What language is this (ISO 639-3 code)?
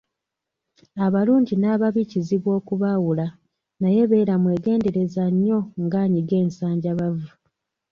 lug